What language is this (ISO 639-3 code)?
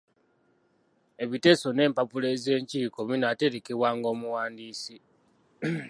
lug